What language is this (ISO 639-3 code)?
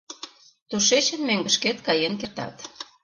chm